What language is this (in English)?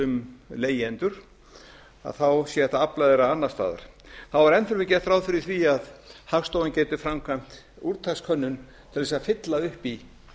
Icelandic